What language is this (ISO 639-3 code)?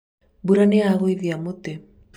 kik